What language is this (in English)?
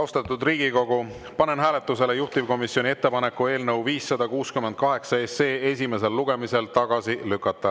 Estonian